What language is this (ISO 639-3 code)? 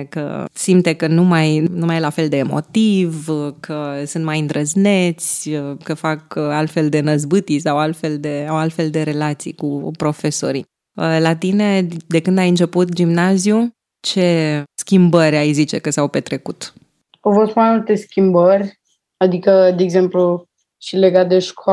ron